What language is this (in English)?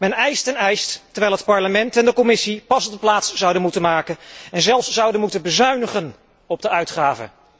Dutch